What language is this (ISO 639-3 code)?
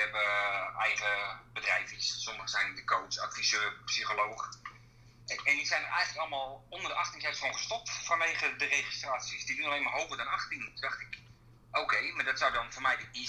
nld